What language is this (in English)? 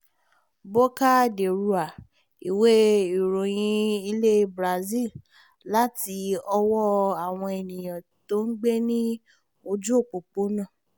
Yoruba